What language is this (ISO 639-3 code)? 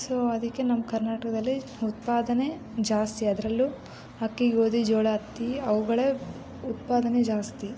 kan